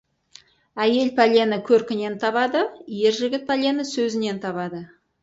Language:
Kazakh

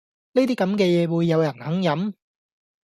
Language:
Cantonese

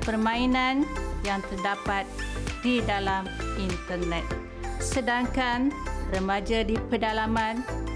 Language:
Malay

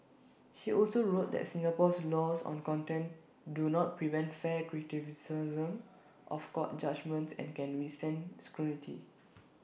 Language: English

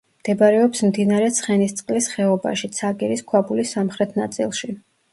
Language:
Georgian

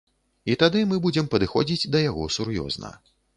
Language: Belarusian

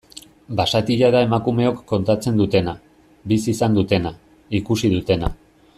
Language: Basque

